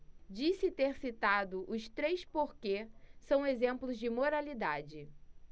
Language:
Portuguese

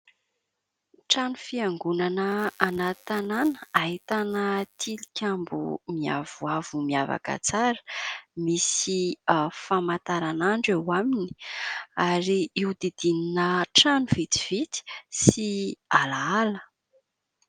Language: Malagasy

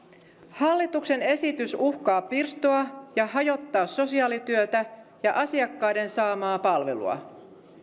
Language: Finnish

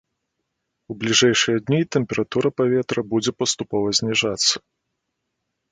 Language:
Belarusian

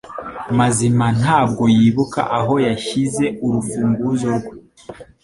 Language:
Kinyarwanda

